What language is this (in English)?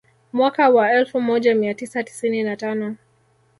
Swahili